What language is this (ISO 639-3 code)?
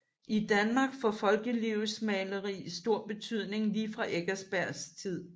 dan